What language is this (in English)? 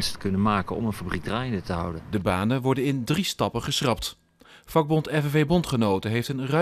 Dutch